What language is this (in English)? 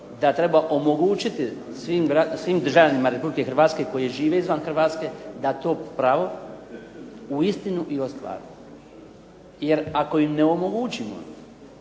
Croatian